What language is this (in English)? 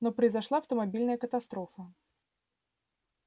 Russian